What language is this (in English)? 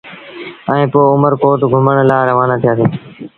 Sindhi Bhil